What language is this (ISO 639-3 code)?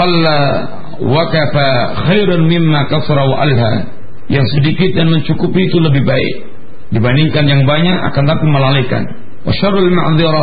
msa